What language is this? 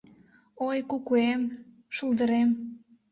Mari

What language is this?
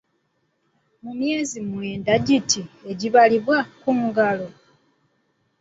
Ganda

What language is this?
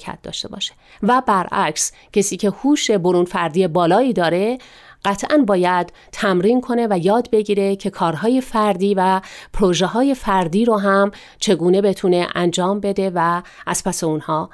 Persian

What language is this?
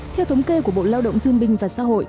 Vietnamese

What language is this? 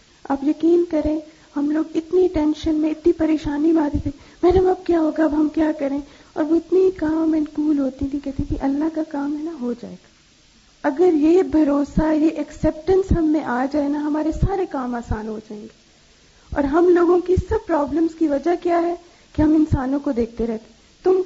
Urdu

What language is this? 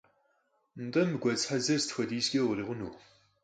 Kabardian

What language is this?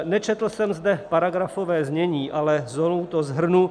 Czech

